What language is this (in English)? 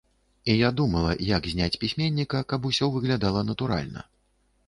Belarusian